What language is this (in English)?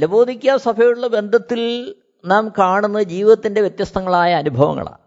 Malayalam